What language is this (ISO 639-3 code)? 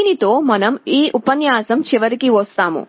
tel